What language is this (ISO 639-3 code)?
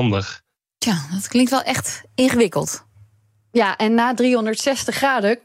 nld